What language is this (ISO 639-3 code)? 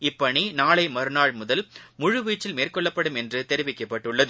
tam